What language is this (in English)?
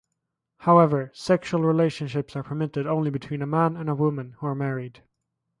English